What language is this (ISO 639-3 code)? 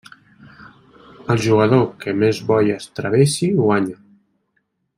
cat